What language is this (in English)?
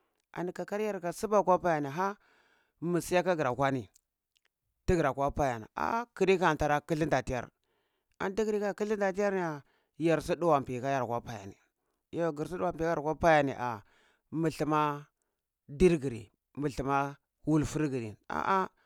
Cibak